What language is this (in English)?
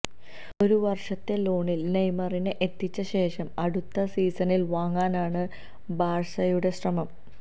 Malayalam